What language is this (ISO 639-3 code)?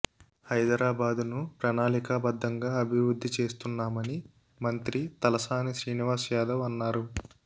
tel